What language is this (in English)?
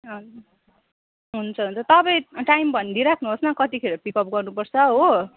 Nepali